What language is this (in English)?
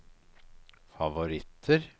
Norwegian